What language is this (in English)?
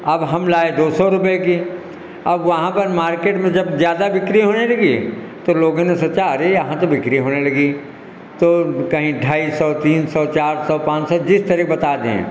Hindi